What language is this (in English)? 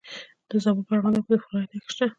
Pashto